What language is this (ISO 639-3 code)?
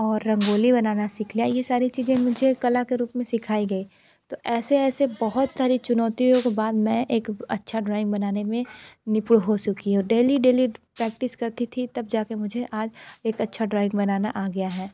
hin